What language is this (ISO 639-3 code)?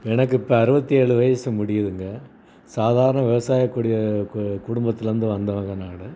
tam